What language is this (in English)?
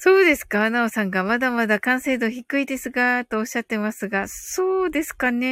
Japanese